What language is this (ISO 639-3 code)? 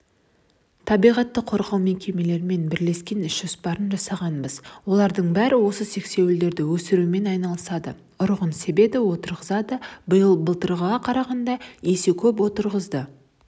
kaz